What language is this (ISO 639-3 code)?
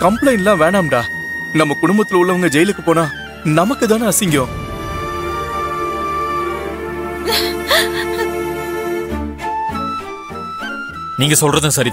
kor